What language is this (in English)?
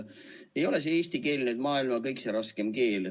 Estonian